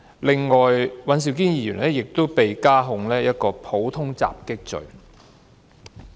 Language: Cantonese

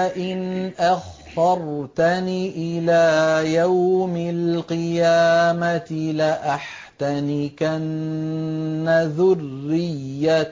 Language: Arabic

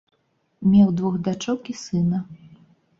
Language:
Belarusian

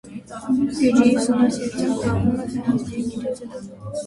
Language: Armenian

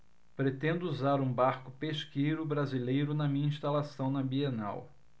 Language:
Portuguese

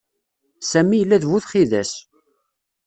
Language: Kabyle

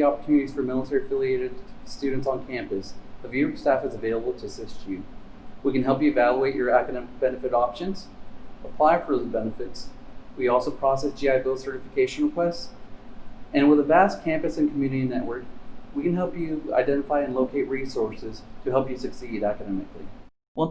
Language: English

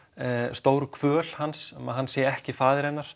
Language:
Icelandic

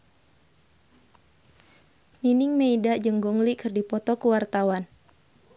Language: Sundanese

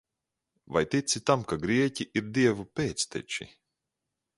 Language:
Latvian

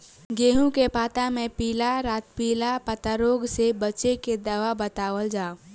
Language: Bhojpuri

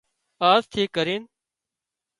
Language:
Wadiyara Koli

